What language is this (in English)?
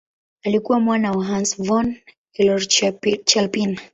Swahili